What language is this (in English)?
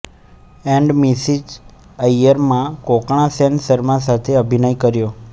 Gujarati